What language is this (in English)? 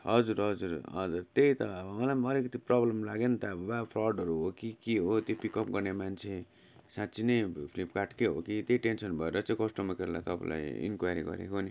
Nepali